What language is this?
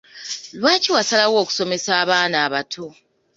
Ganda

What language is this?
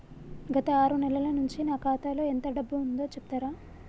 Telugu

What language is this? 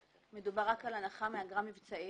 Hebrew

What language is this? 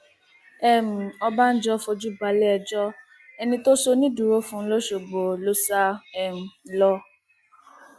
Yoruba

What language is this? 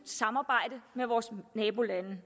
Danish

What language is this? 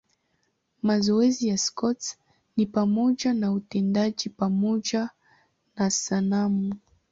Swahili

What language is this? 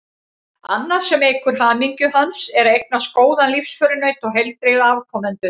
Icelandic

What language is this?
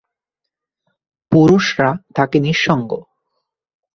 Bangla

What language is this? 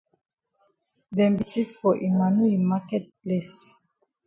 Cameroon Pidgin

